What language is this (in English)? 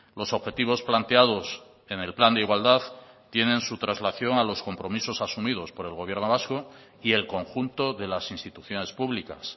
Spanish